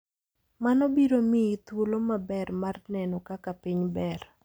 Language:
Luo (Kenya and Tanzania)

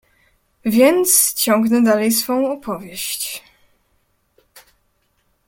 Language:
Polish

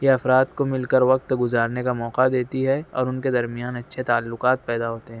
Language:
Urdu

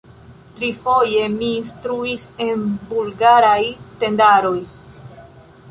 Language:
Esperanto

